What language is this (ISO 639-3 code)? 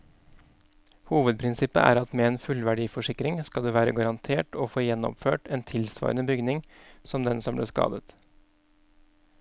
nor